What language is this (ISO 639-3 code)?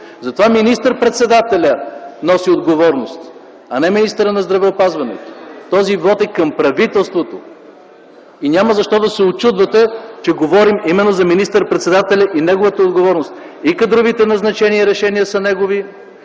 bul